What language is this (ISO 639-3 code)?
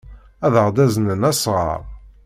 kab